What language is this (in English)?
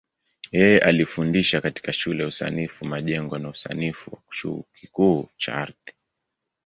Swahili